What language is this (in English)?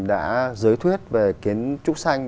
Vietnamese